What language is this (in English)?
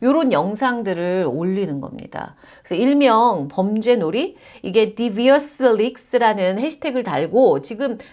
Korean